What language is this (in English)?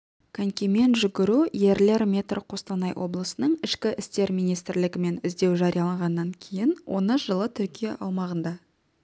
Kazakh